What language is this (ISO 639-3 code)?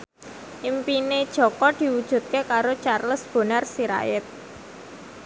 jav